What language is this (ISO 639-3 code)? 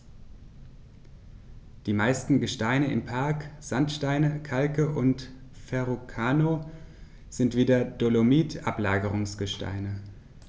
deu